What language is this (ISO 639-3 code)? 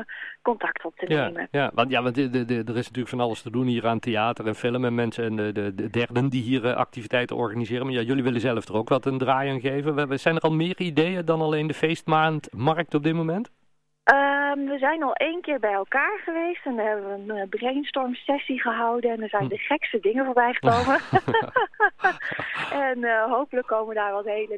nld